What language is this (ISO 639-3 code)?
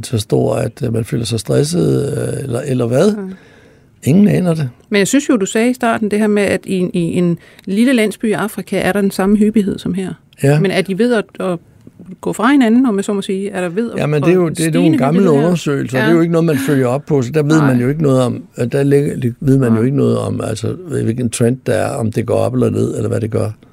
dan